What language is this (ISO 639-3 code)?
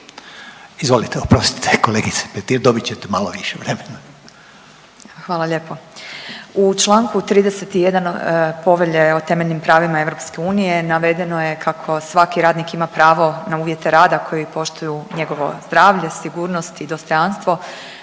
hrv